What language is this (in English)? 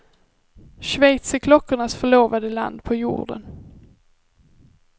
Swedish